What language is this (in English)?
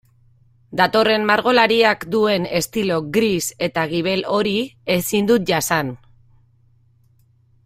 Basque